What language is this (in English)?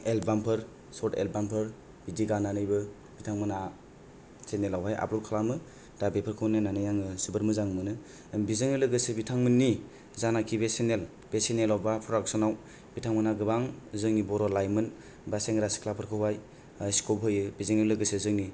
Bodo